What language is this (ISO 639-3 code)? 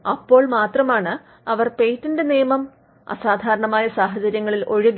mal